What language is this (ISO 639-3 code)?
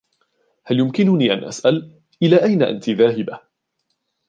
ara